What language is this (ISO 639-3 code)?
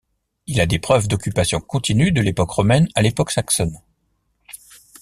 fra